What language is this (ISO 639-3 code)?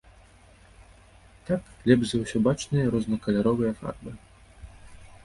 bel